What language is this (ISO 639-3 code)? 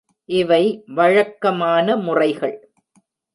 tam